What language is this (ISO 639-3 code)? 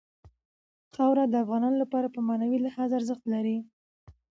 pus